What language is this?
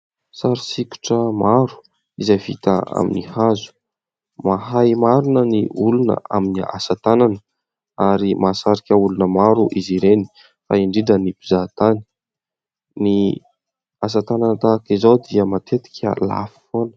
Malagasy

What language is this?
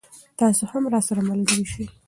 Pashto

